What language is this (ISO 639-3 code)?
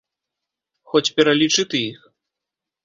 bel